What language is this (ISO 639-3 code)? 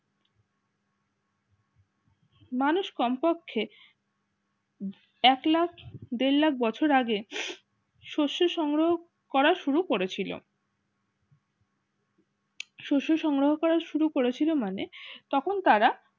ben